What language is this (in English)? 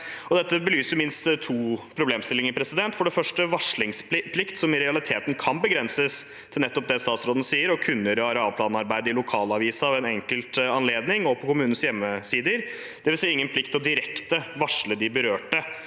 Norwegian